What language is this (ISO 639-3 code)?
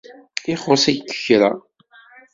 kab